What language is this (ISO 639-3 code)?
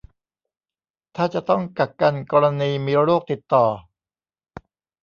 tha